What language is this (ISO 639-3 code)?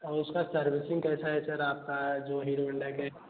hin